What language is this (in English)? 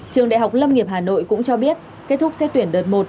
Vietnamese